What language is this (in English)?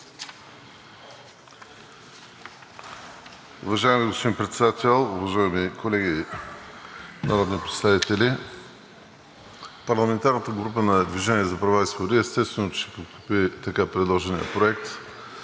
Bulgarian